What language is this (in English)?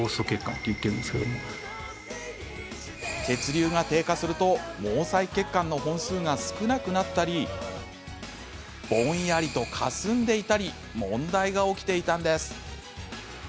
Japanese